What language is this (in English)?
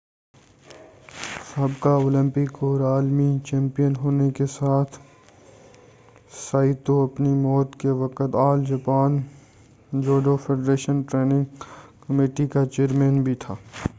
Urdu